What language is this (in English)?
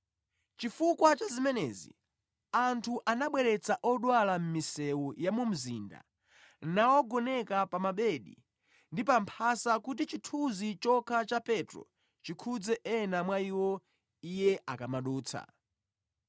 Nyanja